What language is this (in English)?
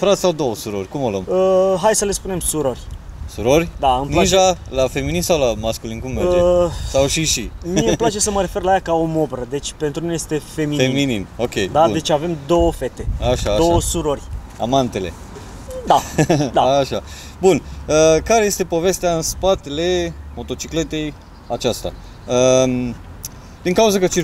Romanian